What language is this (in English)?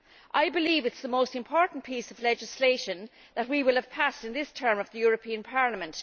English